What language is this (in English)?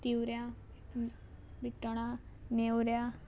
Konkani